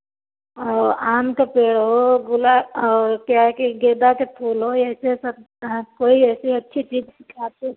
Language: Hindi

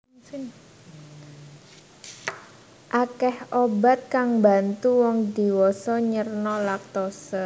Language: Javanese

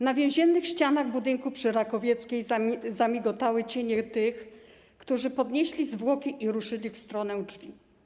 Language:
Polish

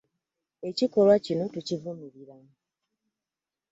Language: Ganda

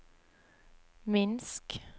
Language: Norwegian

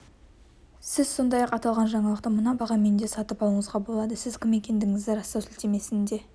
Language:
Kazakh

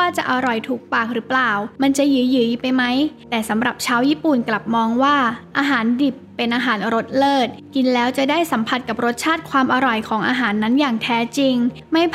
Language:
Thai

